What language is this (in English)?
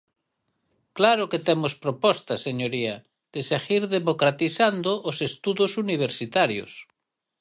Galician